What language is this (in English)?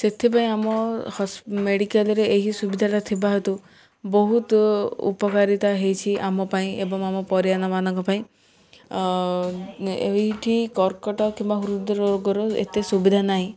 Odia